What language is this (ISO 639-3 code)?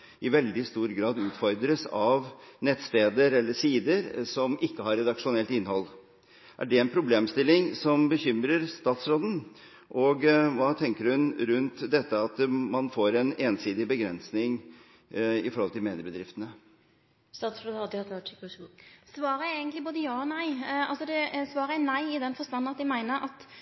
nor